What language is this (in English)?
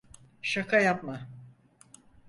Turkish